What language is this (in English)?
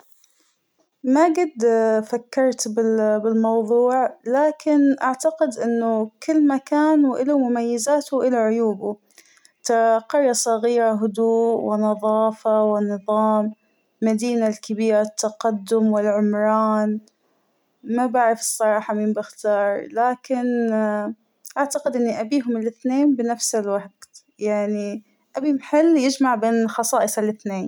Hijazi Arabic